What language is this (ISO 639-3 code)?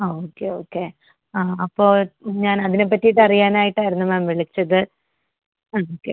mal